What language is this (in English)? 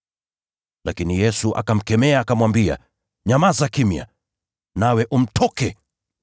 Swahili